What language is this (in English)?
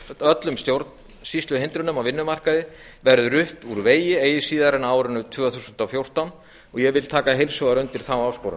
Icelandic